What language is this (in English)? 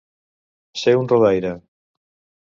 Catalan